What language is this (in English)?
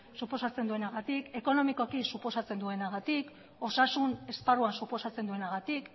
Basque